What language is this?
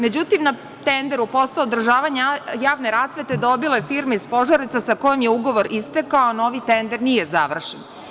Serbian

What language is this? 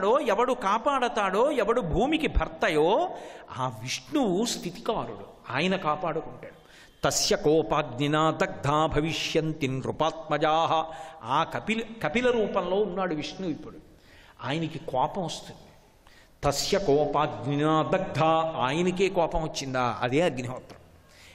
Telugu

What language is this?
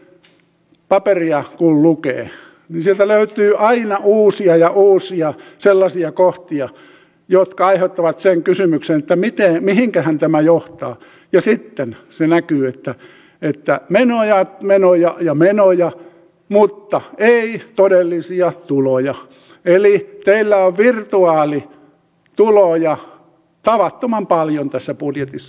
Finnish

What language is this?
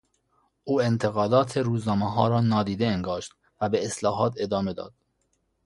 Persian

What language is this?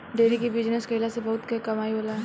Bhojpuri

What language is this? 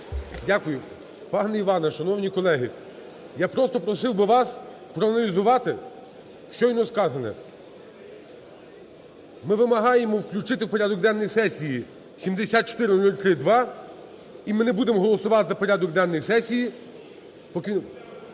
Ukrainian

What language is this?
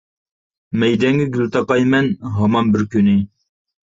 Uyghur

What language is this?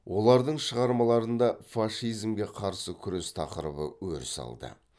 Kazakh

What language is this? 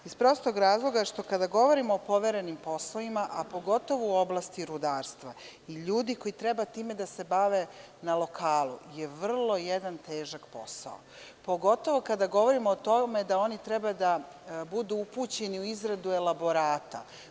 Serbian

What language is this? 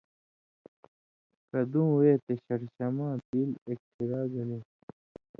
Indus Kohistani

